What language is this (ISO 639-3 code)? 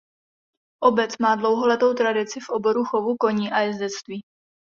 ces